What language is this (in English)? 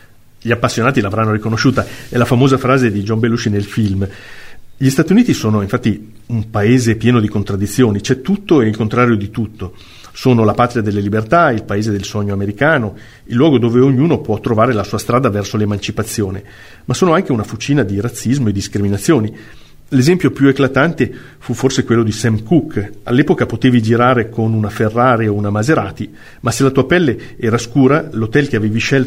Italian